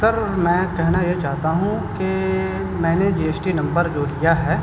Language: Urdu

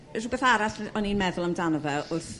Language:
Welsh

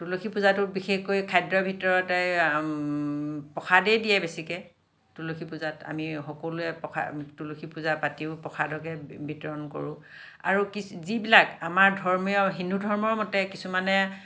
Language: Assamese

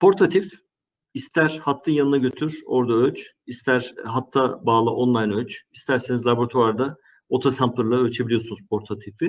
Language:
Turkish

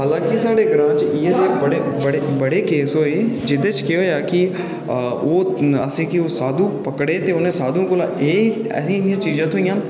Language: Dogri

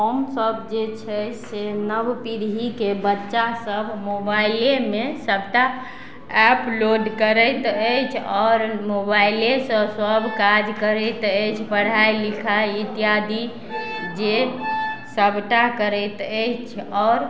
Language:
Maithili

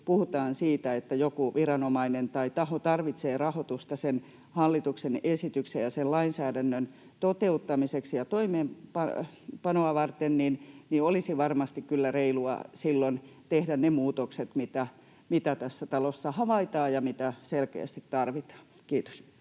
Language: Finnish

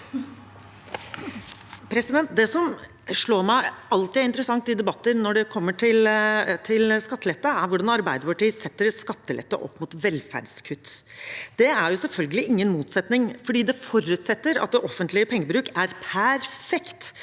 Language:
Norwegian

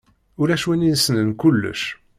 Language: Kabyle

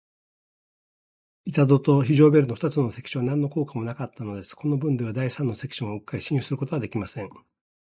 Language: Japanese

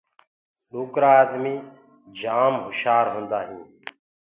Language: Gurgula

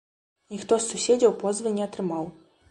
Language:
Belarusian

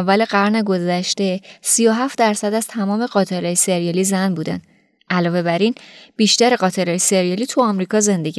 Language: Persian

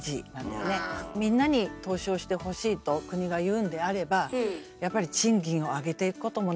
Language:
Japanese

